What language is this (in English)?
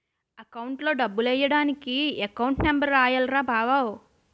Telugu